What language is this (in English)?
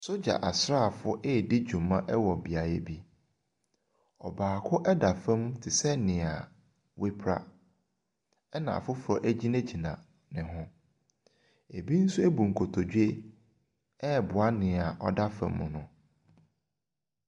Akan